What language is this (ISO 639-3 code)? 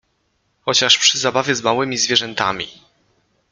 pol